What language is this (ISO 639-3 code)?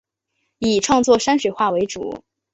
zho